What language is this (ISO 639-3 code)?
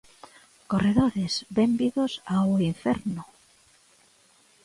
glg